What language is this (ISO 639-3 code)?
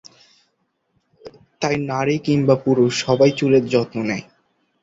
ben